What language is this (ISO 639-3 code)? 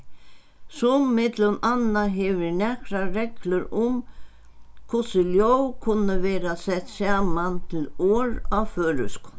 fao